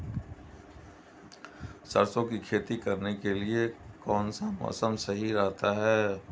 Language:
Hindi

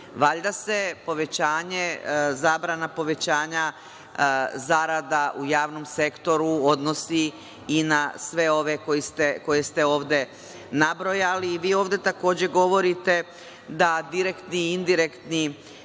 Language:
Serbian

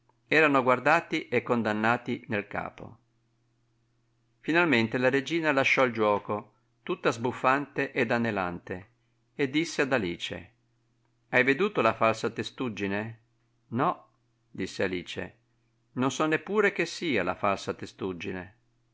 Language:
Italian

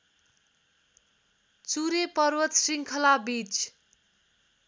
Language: Nepali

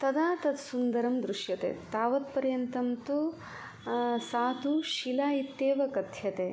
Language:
Sanskrit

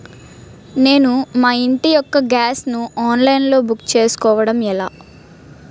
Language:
Telugu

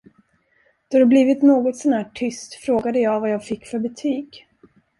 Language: Swedish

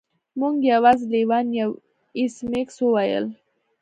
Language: Pashto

